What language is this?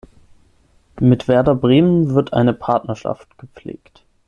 German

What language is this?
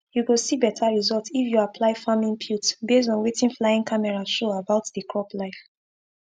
Nigerian Pidgin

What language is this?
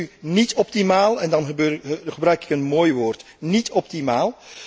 Dutch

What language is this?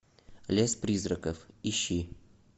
Russian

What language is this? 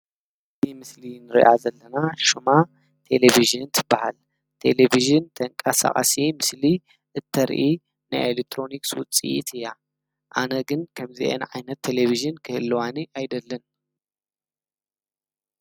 Tigrinya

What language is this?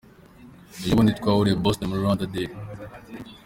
Kinyarwanda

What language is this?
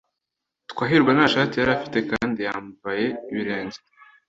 Kinyarwanda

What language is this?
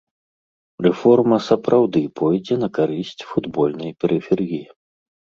Belarusian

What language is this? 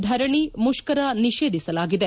Kannada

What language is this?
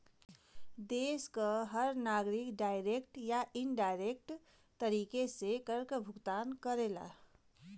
Bhojpuri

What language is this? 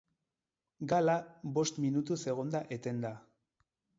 Basque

